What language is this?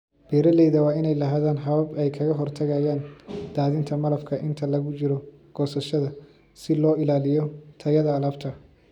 Somali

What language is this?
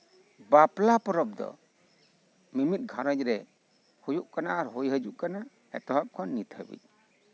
Santali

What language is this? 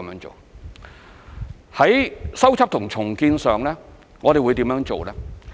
Cantonese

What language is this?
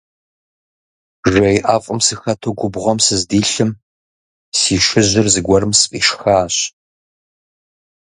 Kabardian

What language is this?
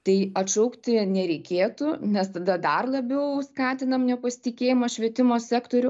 Lithuanian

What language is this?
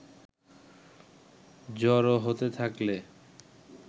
Bangla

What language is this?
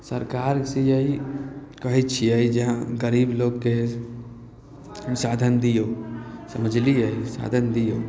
Maithili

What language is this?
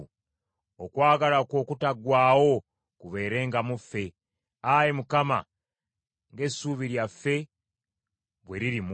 Ganda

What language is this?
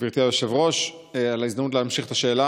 Hebrew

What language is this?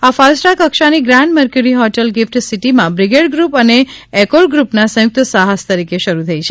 Gujarati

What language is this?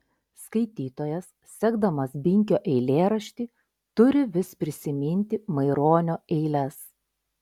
Lithuanian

